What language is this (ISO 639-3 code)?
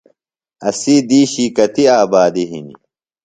phl